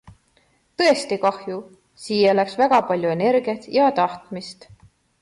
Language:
Estonian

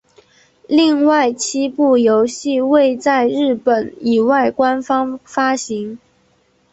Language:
Chinese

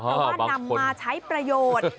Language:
Thai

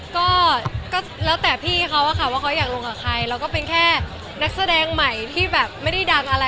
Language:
Thai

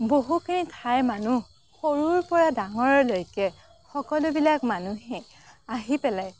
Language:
Assamese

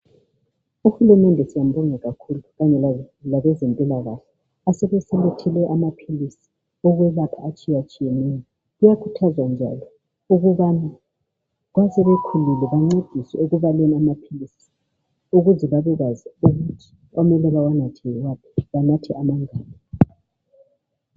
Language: North Ndebele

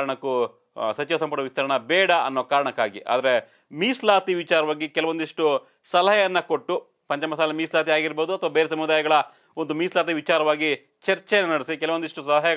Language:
Hindi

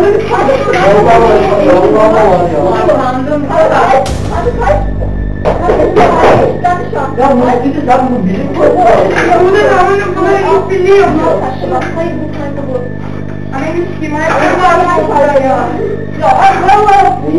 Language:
Turkish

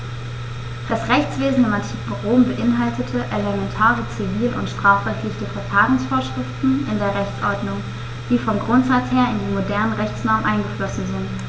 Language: German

